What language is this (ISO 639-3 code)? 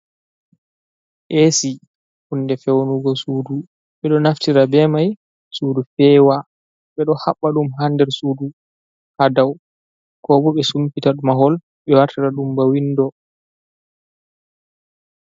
ful